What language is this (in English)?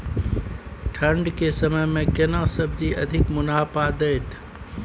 Maithili